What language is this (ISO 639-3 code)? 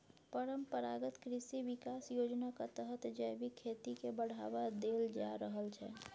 mai